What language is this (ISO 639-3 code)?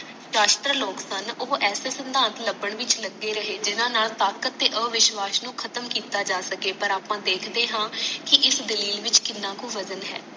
pan